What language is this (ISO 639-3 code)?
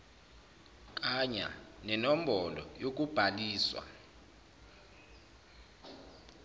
zul